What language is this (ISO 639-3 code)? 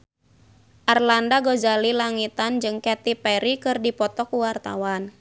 sun